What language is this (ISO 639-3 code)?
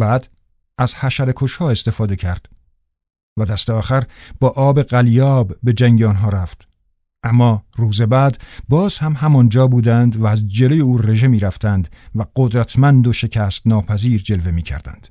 fas